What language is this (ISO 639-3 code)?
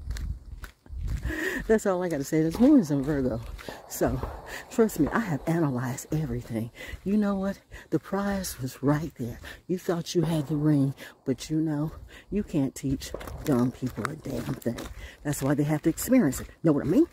eng